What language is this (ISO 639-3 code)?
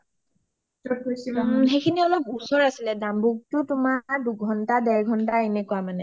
asm